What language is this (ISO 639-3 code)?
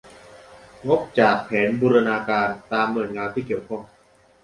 tha